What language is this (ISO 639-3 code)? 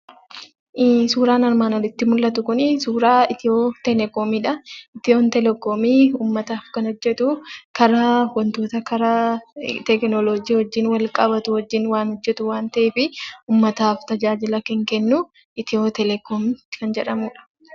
orm